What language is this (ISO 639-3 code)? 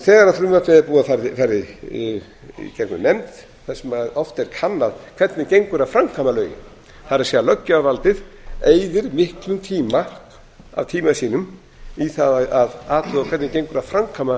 isl